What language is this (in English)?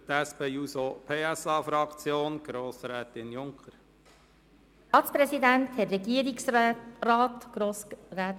Swiss German